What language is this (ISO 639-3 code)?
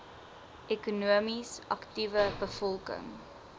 afr